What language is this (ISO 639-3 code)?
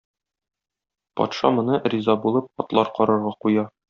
tat